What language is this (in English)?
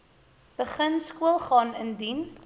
Afrikaans